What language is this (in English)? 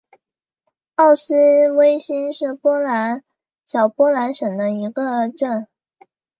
Chinese